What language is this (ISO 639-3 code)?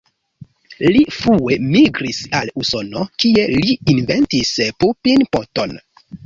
epo